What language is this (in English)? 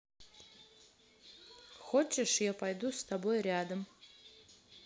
Russian